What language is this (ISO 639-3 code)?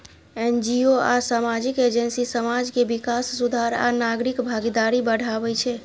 mai